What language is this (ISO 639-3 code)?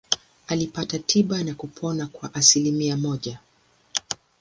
swa